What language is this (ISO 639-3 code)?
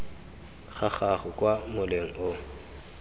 tsn